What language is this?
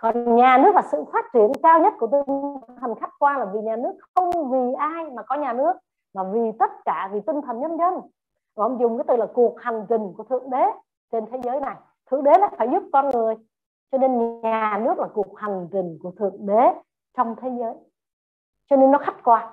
Vietnamese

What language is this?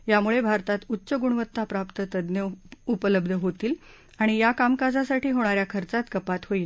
Marathi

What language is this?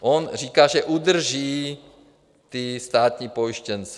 Czech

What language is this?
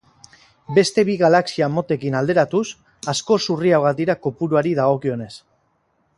Basque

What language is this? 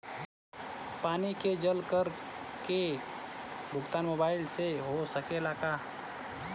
Bhojpuri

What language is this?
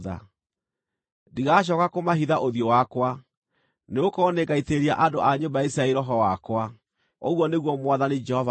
Kikuyu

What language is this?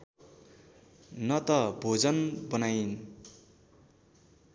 Nepali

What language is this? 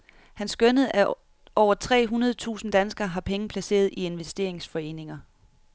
Danish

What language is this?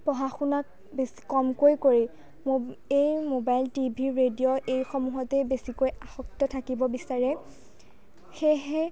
Assamese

